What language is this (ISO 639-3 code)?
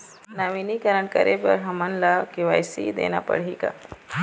hne